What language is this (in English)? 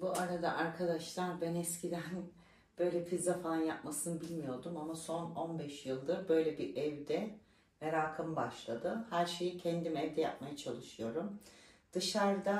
Turkish